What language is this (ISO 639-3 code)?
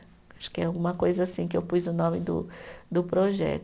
por